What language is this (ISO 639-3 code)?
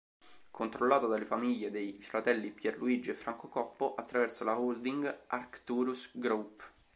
ita